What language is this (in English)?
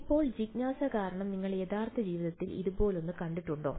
Malayalam